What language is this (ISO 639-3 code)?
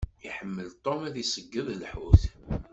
kab